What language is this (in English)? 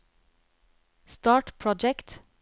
Norwegian